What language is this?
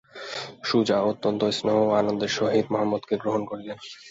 Bangla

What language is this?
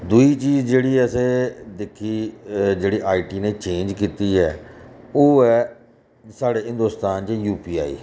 Dogri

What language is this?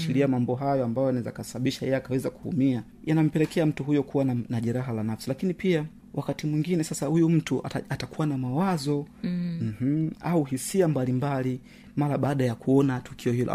Swahili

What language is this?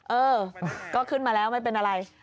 Thai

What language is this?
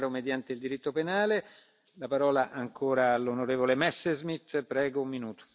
Spanish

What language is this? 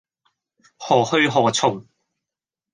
Cantonese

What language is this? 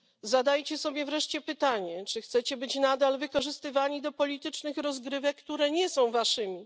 Polish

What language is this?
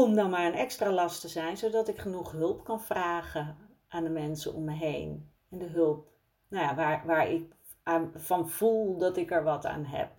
Dutch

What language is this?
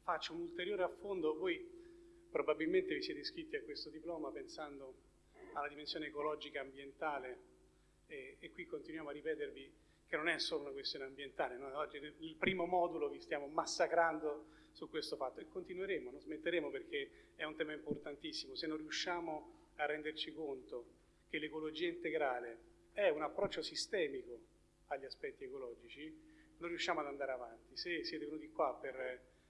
Italian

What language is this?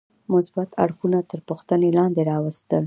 Pashto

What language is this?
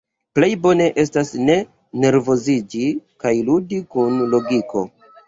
Esperanto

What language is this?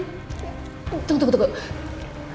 Indonesian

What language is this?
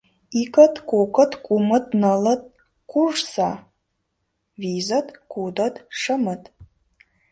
Mari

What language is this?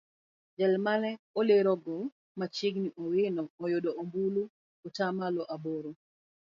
Luo (Kenya and Tanzania)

